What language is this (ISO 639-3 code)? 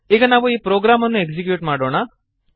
kan